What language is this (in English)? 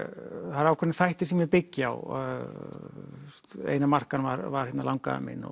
Icelandic